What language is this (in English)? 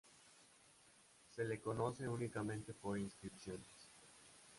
Spanish